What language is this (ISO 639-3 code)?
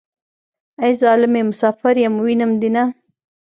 pus